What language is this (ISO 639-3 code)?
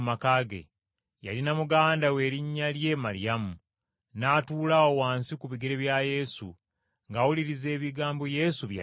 lug